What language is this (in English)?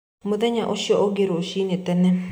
Kikuyu